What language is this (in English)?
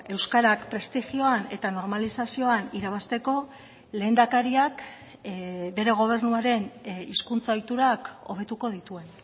Basque